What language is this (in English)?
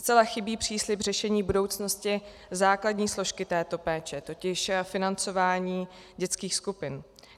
Czech